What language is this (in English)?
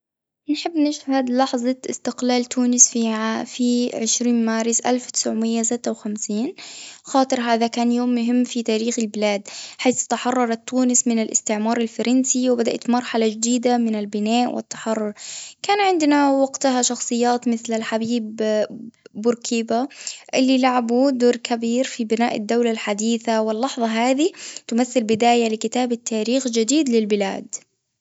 Tunisian Arabic